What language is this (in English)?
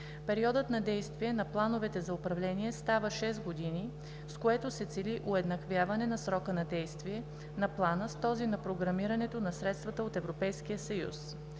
Bulgarian